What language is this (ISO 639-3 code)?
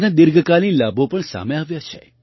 guj